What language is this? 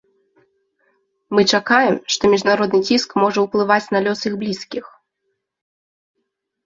Belarusian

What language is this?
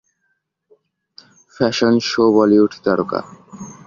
Bangla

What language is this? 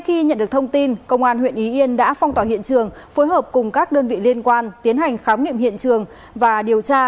Vietnamese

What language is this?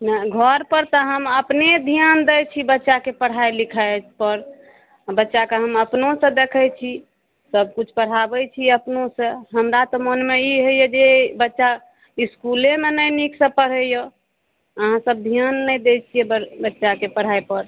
Maithili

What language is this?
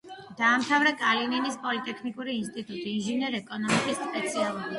Georgian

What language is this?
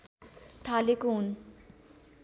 Nepali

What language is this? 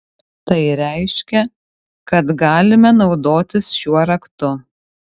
Lithuanian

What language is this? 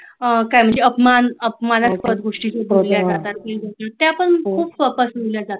Marathi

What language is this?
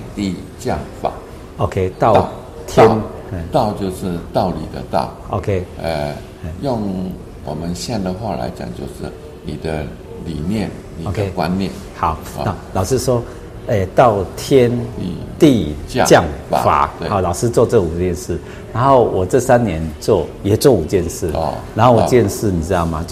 Chinese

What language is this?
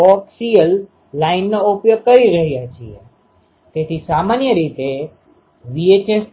Gujarati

